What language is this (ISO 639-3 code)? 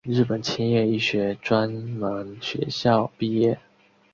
zho